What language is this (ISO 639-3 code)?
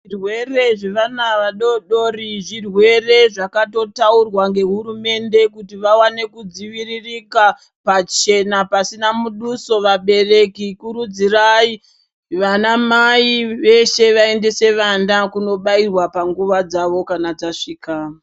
ndc